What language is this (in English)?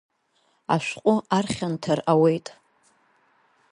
Abkhazian